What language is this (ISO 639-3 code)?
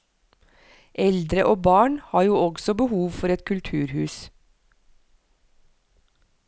nor